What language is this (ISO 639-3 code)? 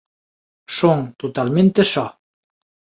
glg